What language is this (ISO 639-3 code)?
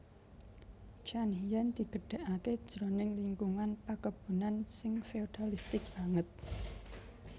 jav